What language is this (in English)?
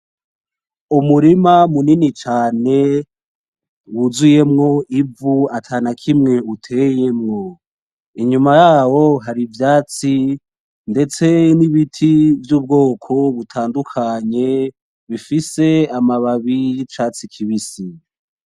Rundi